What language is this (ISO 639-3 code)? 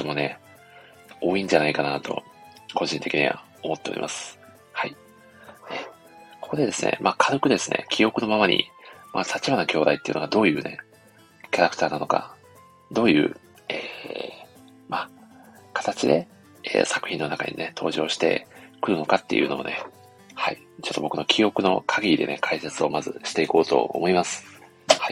jpn